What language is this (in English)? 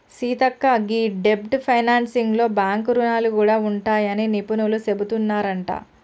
Telugu